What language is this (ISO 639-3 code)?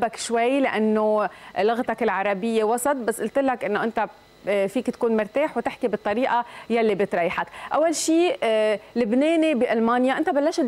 ara